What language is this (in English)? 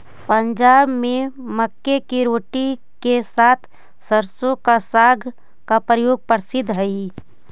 Magahi